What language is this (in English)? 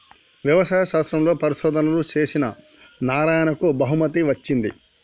Telugu